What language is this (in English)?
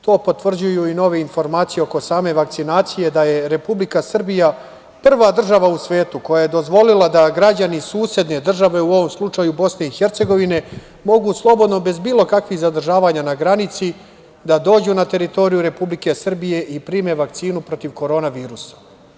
Serbian